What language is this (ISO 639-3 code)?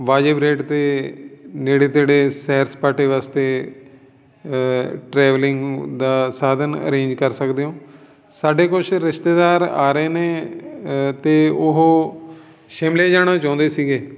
pan